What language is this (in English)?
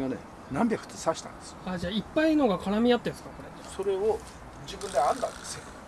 Japanese